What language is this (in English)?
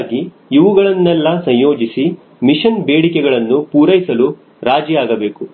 Kannada